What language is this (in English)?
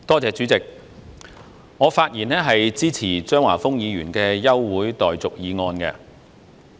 Cantonese